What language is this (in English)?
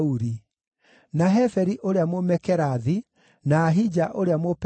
Kikuyu